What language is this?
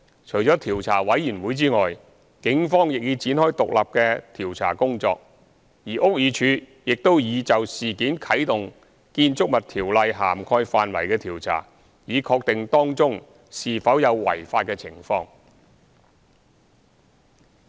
Cantonese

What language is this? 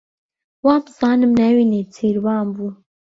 Central Kurdish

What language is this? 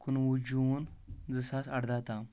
Kashmiri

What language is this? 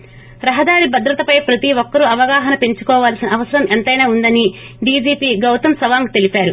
Telugu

